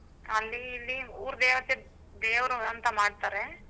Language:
Kannada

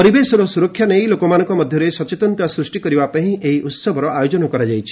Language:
Odia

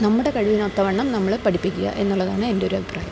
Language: Malayalam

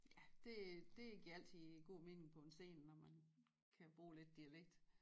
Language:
Danish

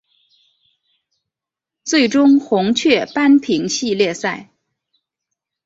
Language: Chinese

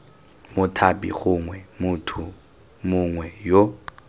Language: Tswana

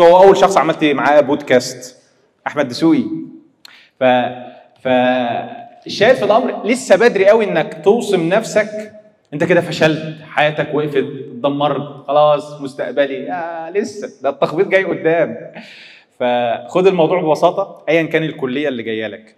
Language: Arabic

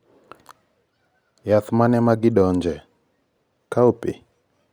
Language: Luo (Kenya and Tanzania)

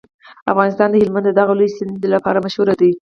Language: Pashto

